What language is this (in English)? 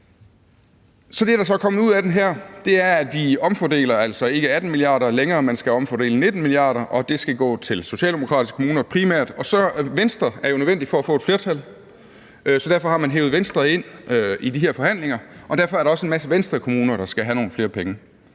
Danish